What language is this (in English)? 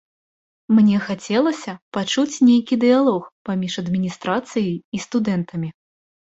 Belarusian